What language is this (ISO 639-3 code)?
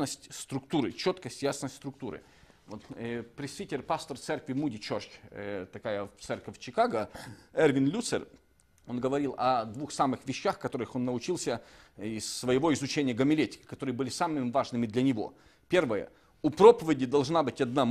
rus